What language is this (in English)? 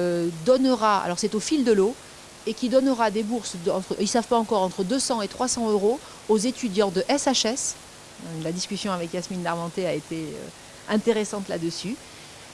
French